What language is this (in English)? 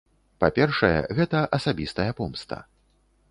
Belarusian